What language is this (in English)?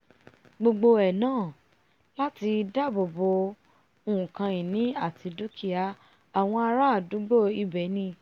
Yoruba